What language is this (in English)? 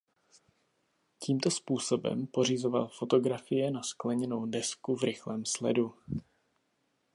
Czech